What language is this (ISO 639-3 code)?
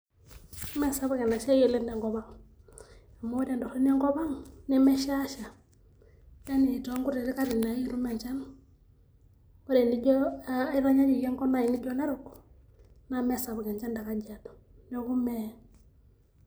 mas